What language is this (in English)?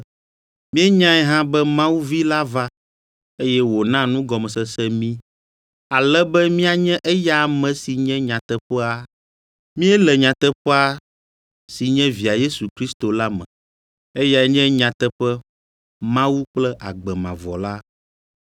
Ewe